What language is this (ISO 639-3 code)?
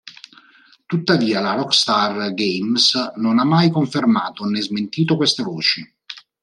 ita